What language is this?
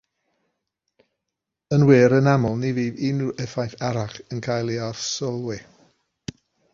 Welsh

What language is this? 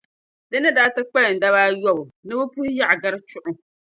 Dagbani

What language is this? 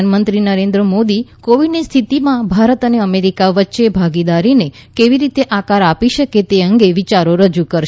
Gujarati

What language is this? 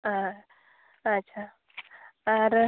Santali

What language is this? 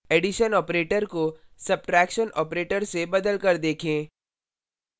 Hindi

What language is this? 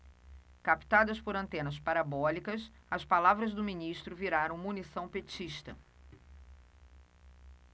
Portuguese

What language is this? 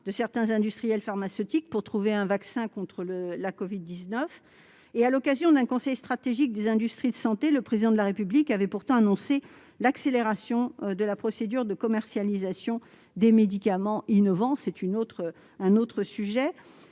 French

